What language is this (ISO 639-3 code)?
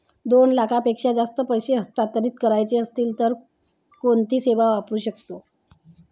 mar